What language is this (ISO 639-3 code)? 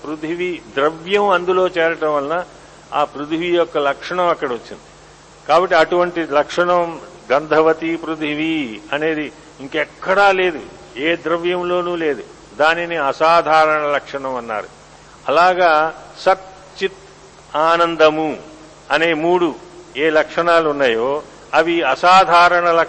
tel